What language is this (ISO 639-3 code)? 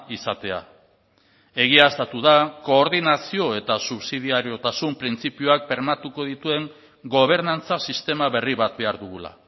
eus